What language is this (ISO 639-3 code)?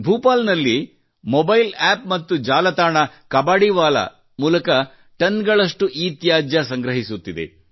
kan